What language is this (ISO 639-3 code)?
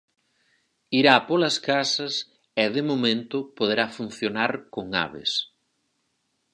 glg